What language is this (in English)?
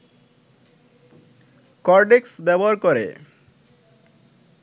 Bangla